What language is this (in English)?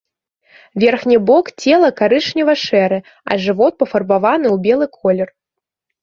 Belarusian